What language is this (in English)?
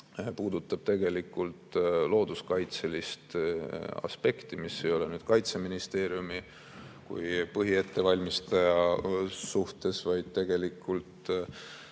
Estonian